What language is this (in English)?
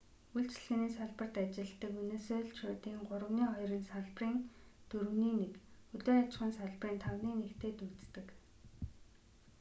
Mongolian